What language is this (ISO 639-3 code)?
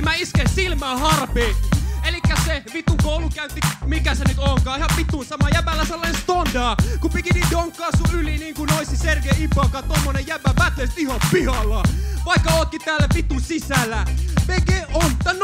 fin